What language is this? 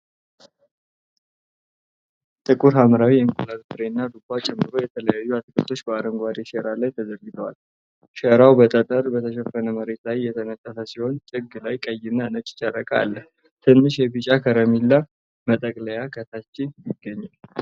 Amharic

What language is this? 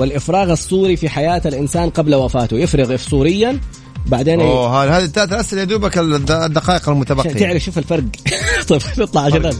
Arabic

